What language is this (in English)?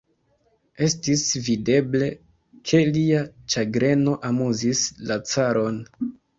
Esperanto